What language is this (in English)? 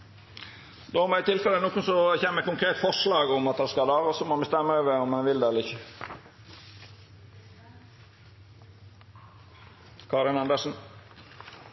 Norwegian